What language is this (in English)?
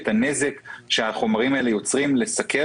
Hebrew